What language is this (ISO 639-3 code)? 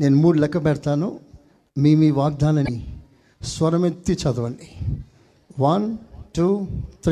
tel